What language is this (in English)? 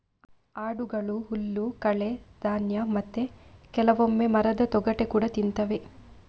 Kannada